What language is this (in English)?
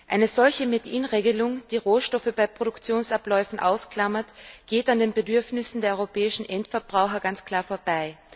German